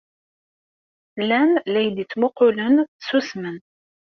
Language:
Kabyle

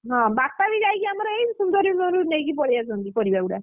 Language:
Odia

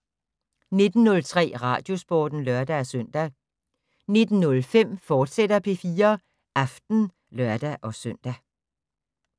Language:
Danish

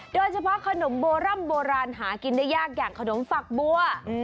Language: Thai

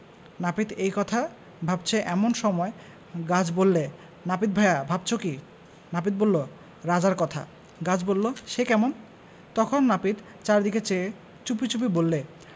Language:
Bangla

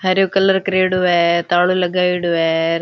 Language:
Rajasthani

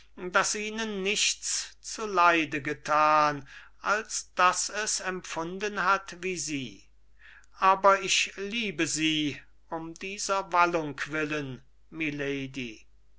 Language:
German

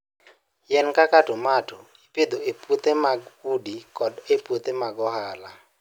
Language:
Luo (Kenya and Tanzania)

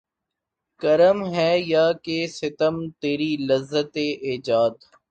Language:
Urdu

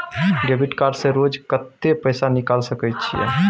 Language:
Maithili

